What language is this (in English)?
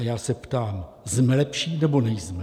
Czech